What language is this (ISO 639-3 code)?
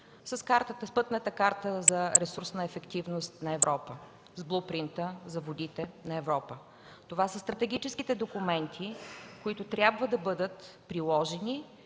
bul